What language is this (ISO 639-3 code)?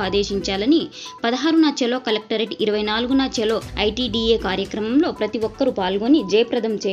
ron